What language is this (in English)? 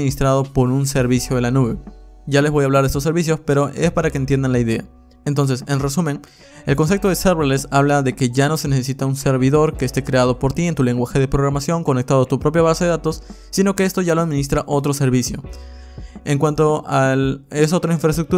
Spanish